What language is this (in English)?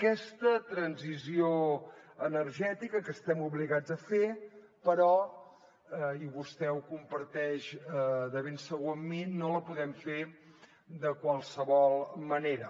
Catalan